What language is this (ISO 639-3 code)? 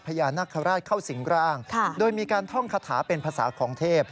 tha